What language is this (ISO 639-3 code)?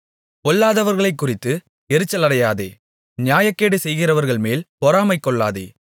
tam